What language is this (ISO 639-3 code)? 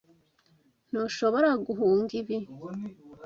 kin